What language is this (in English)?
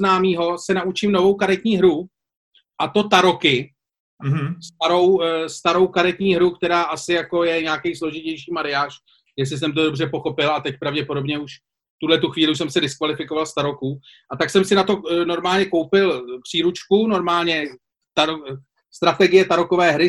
Czech